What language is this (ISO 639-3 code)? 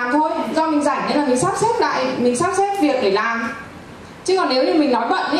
vie